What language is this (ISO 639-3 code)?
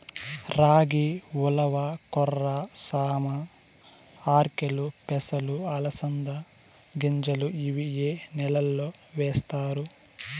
tel